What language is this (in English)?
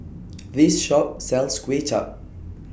English